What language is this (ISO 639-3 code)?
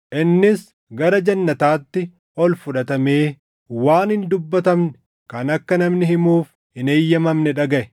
orm